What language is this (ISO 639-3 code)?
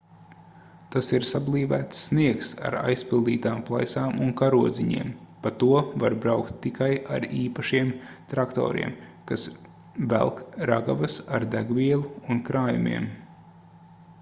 lav